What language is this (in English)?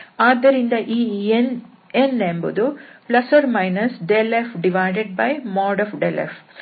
Kannada